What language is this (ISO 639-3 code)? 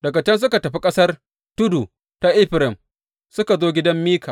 hau